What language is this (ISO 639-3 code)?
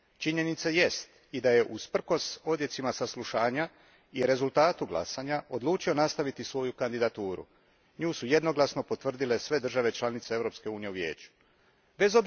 hrv